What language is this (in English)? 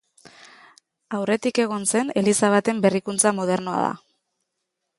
Basque